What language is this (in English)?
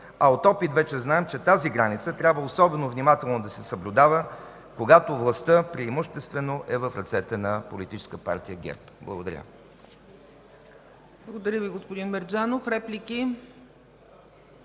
Bulgarian